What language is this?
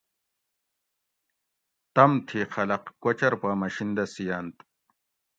Gawri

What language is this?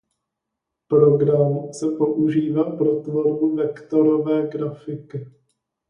Czech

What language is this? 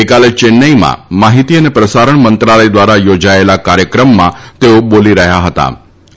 Gujarati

